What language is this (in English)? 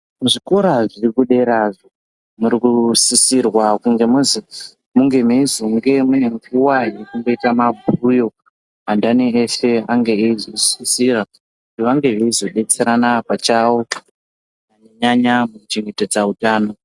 Ndau